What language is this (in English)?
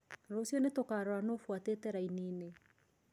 Kikuyu